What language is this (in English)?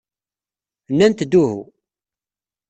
Kabyle